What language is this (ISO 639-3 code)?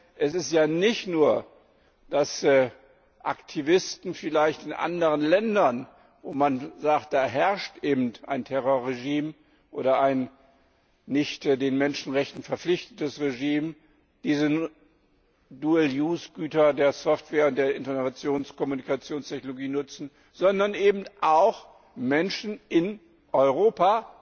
deu